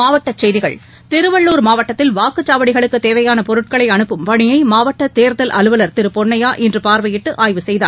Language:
Tamil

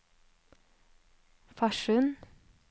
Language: Norwegian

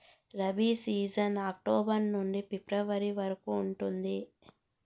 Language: Telugu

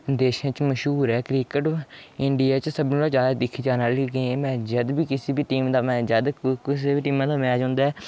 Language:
Dogri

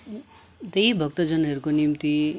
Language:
Nepali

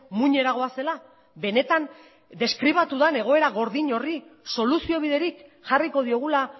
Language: Basque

